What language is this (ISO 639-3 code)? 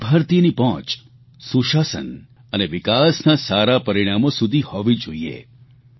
guj